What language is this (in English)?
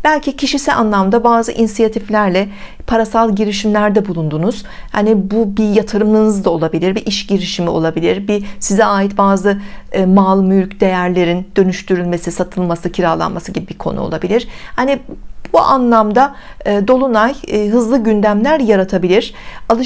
Turkish